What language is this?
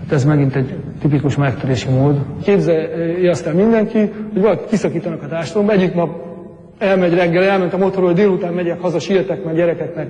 Hungarian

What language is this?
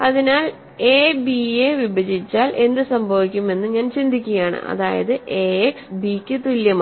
Malayalam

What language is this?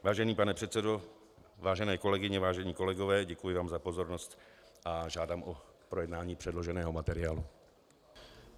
Czech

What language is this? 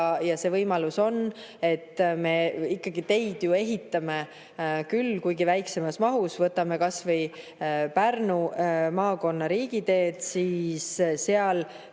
Estonian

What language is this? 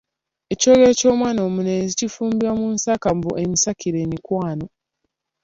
Ganda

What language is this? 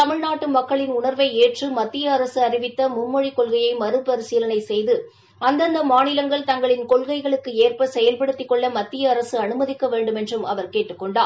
Tamil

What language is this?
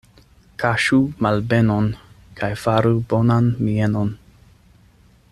Esperanto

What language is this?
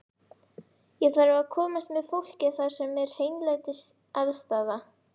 Icelandic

